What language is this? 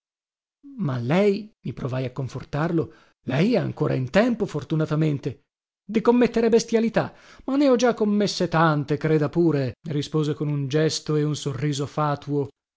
Italian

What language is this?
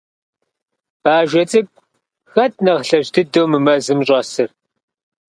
Kabardian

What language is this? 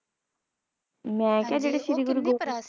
Punjabi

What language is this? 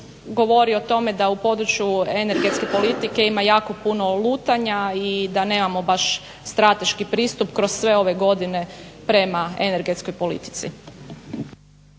Croatian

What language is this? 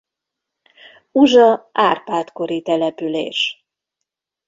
Hungarian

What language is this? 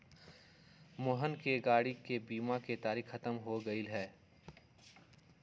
Magahi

